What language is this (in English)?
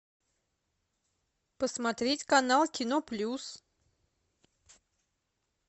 Russian